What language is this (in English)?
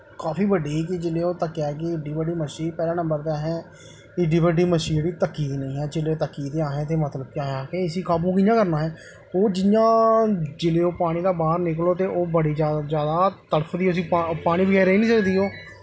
Dogri